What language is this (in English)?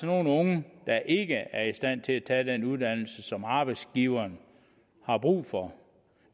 Danish